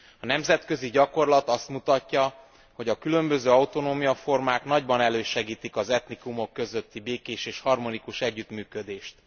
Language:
Hungarian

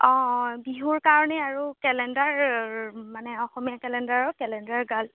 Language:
Assamese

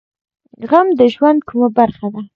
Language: Pashto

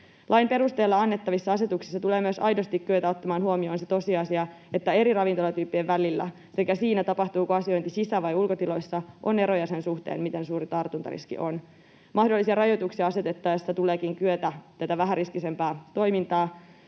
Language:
Finnish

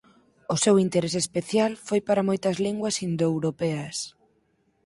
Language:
Galician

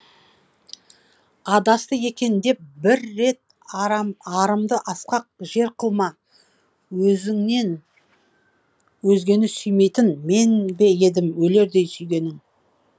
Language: Kazakh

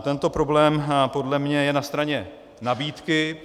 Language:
Czech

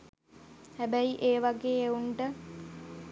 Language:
Sinhala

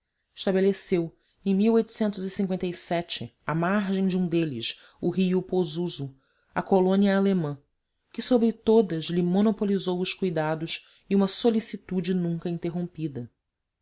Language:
Portuguese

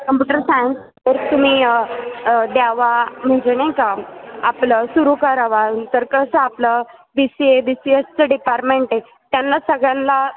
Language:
Marathi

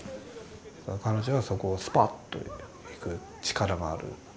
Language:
Japanese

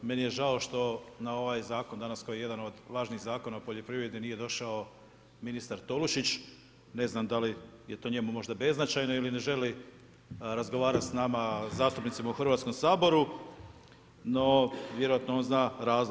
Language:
Croatian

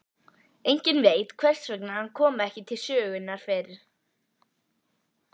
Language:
Icelandic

